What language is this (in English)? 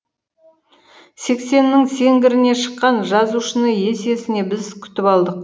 Kazakh